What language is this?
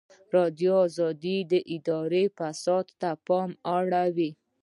Pashto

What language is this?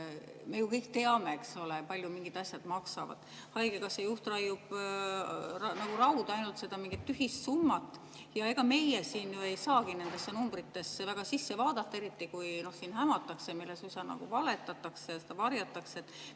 Estonian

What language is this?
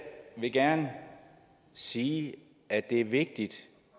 Danish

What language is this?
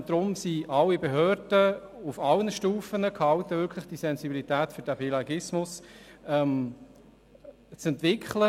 Swiss German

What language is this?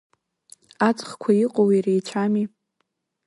Abkhazian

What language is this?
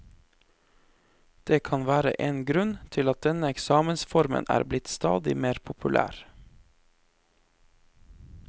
Norwegian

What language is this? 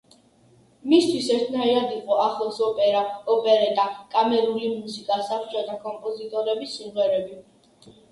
Georgian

